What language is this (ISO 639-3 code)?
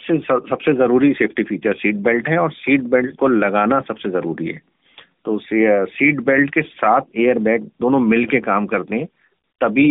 hin